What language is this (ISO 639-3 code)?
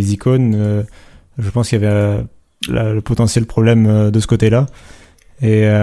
fra